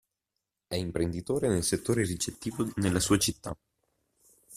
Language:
Italian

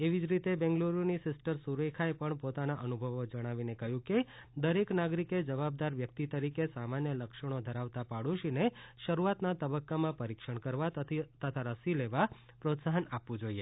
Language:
Gujarati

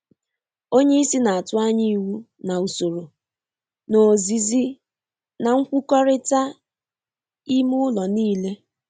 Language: Igbo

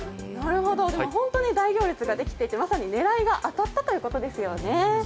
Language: Japanese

